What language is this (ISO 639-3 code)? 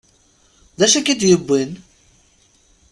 kab